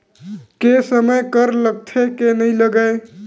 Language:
Chhattisgarhi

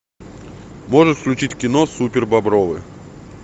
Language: Russian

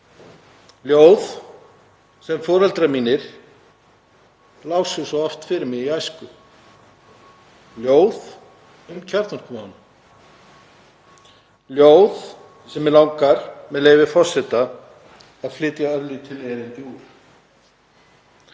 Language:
Icelandic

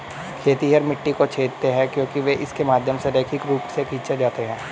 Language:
Hindi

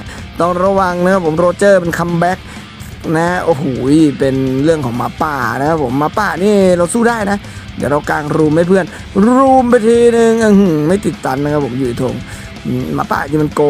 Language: Thai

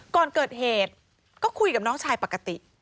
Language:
Thai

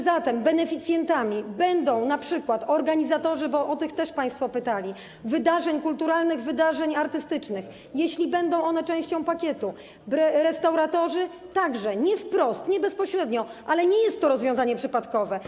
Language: Polish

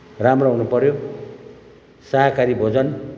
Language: Nepali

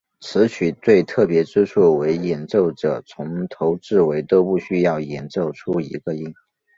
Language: Chinese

